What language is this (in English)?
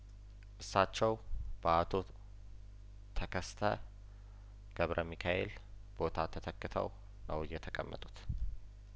Amharic